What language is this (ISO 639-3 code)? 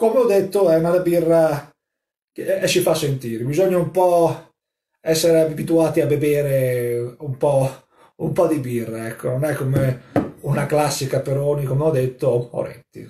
ita